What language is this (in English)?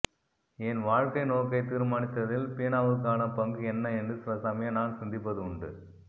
Tamil